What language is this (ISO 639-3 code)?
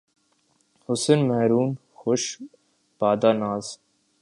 urd